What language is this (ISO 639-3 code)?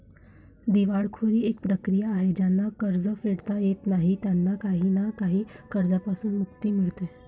mar